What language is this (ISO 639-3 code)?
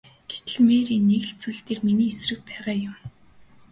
mon